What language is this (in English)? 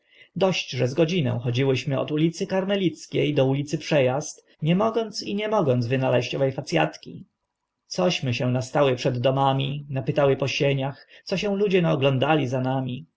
Polish